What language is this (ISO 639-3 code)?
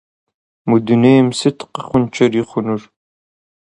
kbd